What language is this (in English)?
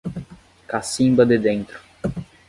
Portuguese